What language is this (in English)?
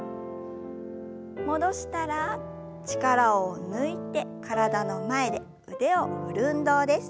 Japanese